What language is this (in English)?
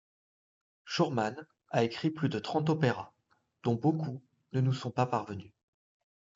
French